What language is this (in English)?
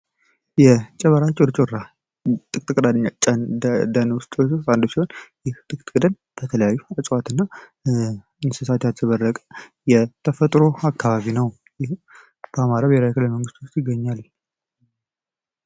Amharic